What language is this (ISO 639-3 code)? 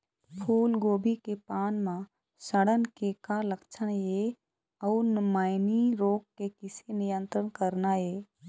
hne